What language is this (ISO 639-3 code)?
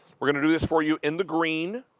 eng